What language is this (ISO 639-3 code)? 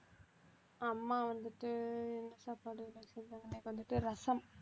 tam